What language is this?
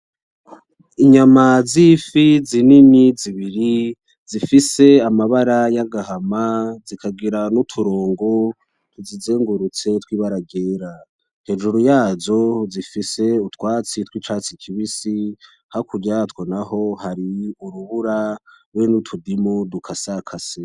Rundi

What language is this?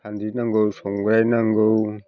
Bodo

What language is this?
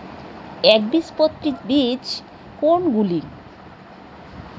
Bangla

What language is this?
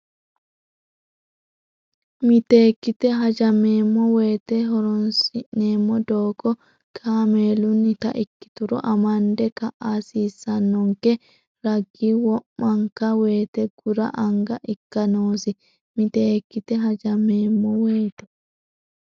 Sidamo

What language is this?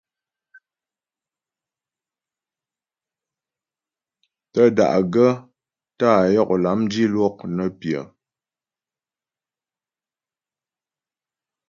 Ghomala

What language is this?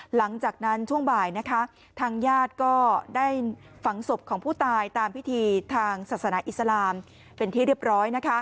Thai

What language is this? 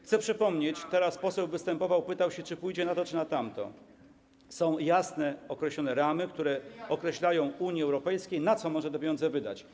Polish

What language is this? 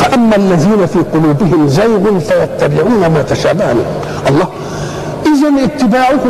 Arabic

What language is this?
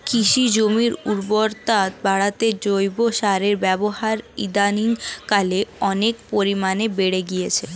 Bangla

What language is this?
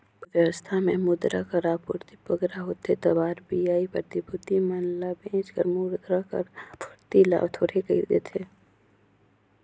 Chhattisgarhi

